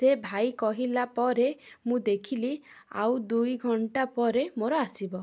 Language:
Odia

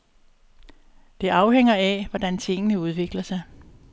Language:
Danish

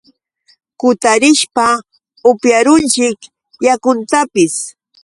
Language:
Yauyos Quechua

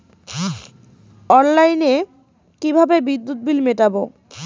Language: Bangla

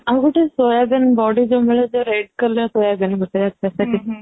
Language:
Odia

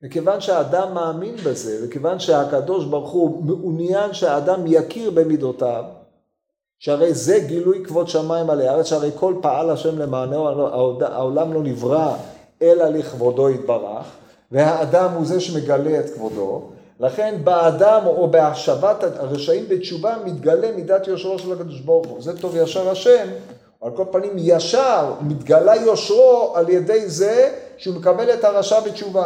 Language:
Hebrew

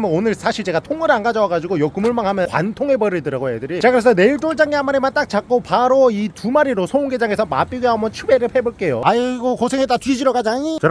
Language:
Korean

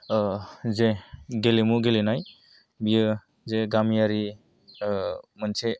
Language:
Bodo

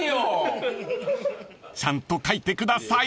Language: Japanese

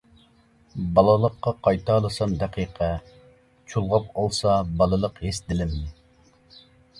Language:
Uyghur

